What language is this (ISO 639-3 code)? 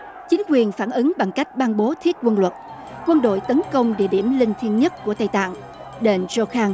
vie